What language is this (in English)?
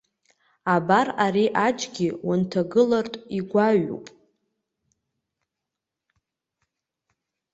Abkhazian